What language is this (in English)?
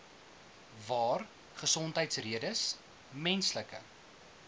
Afrikaans